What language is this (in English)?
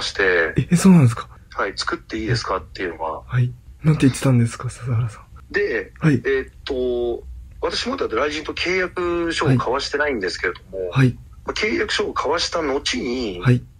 Japanese